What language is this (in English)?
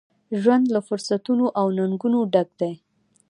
Pashto